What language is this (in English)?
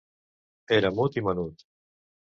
Catalan